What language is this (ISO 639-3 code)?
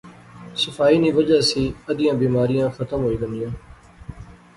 phr